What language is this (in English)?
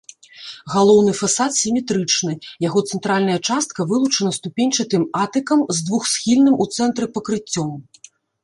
Belarusian